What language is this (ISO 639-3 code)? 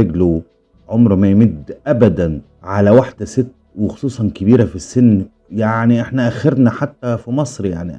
ara